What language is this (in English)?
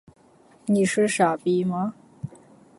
Chinese